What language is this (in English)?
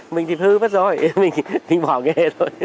Vietnamese